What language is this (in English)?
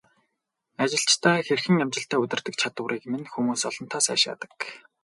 Mongolian